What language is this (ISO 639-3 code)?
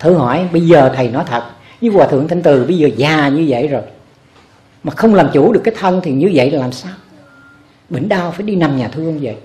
vie